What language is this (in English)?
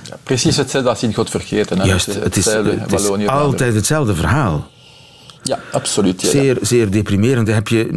Dutch